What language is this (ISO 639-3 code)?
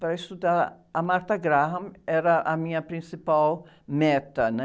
por